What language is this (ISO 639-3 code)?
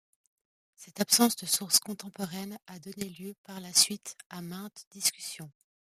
fra